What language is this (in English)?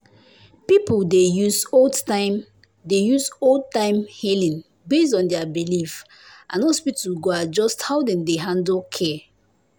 Nigerian Pidgin